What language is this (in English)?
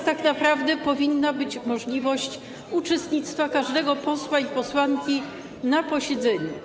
Polish